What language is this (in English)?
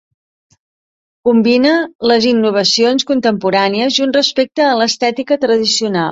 Catalan